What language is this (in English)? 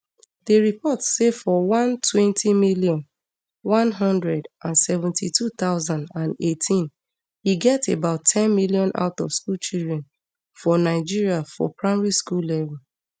Nigerian Pidgin